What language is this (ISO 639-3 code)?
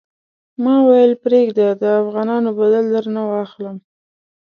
pus